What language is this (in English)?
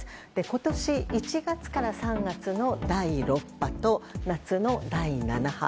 Japanese